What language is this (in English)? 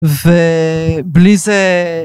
Hebrew